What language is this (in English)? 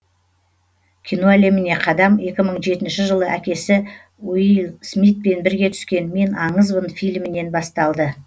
Kazakh